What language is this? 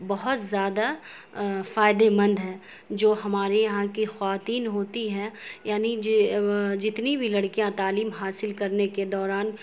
Urdu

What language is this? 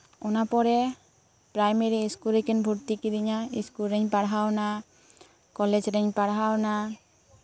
Santali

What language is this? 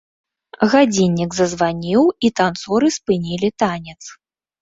Belarusian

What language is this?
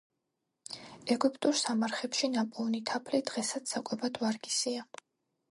Georgian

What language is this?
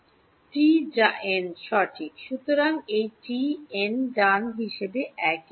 Bangla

